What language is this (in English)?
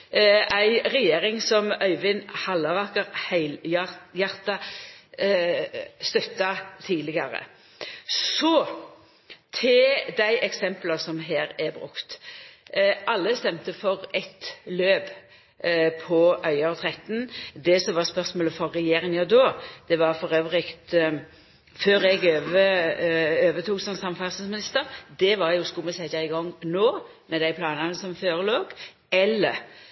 Norwegian Nynorsk